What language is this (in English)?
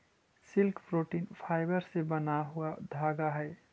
Magahi